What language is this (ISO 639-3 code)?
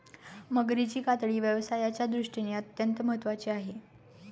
mar